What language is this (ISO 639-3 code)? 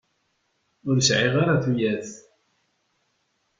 kab